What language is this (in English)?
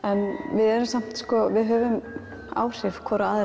Icelandic